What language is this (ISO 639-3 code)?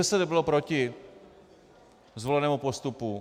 ces